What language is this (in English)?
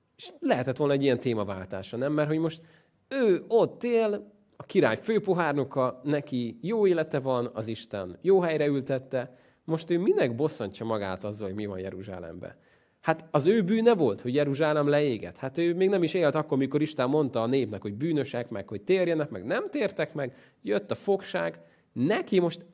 Hungarian